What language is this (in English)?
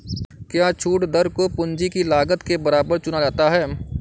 Hindi